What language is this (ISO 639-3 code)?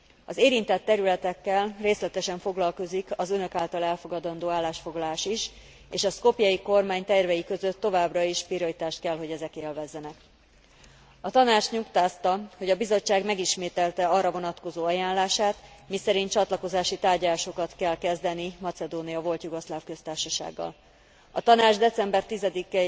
hun